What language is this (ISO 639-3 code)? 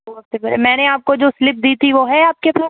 urd